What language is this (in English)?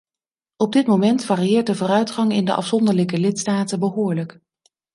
Dutch